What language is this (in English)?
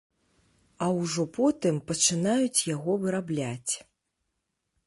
Belarusian